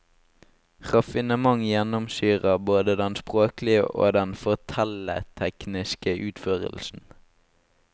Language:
Norwegian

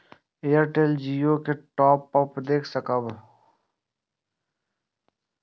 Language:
Maithili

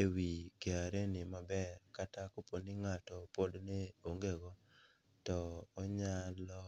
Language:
Luo (Kenya and Tanzania)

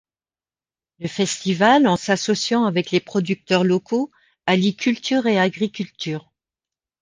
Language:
French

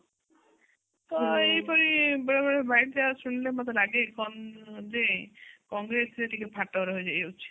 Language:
Odia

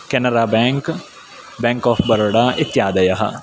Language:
Sanskrit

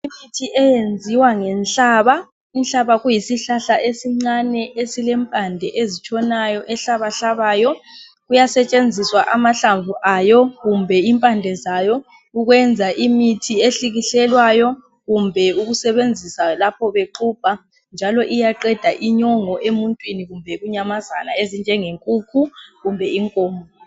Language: North Ndebele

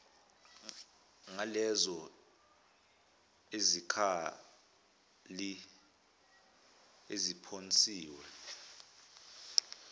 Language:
Zulu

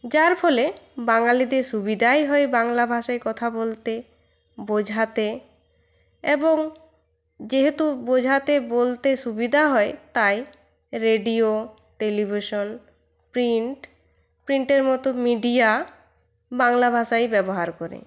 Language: Bangla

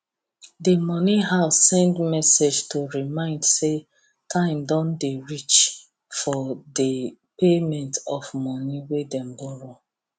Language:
Nigerian Pidgin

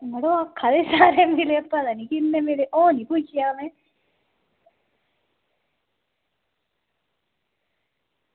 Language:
Dogri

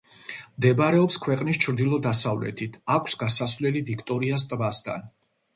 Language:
Georgian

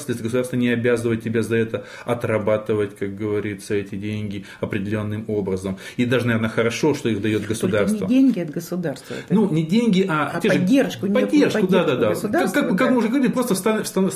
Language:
Russian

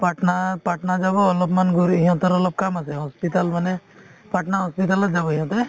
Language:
Assamese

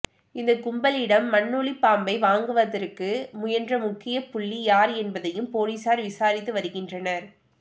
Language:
Tamil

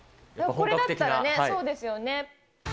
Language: Japanese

